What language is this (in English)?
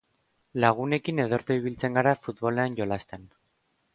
Basque